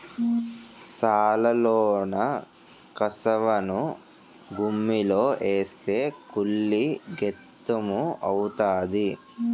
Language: Telugu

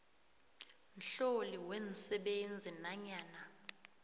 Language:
South Ndebele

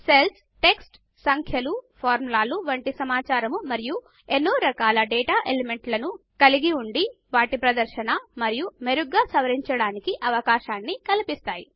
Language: Telugu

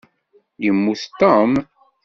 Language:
Kabyle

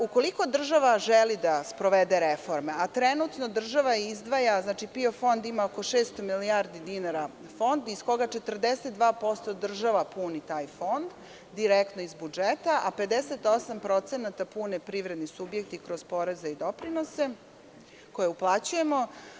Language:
Serbian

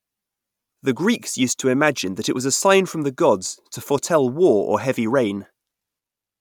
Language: English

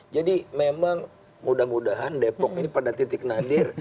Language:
Indonesian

